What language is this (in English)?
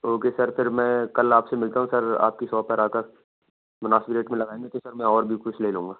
Urdu